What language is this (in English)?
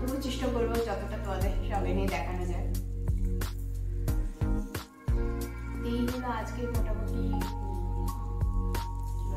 Hindi